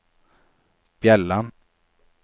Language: Norwegian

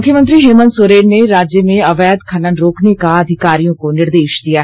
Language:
Hindi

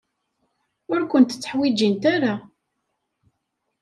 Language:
Kabyle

